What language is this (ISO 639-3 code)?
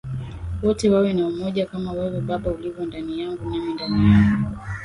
swa